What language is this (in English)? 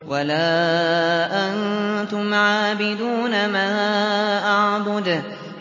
Arabic